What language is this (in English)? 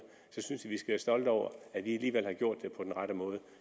Danish